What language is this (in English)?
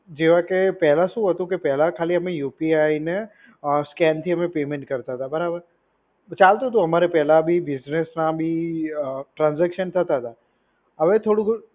Gujarati